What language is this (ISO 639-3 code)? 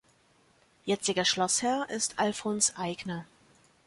deu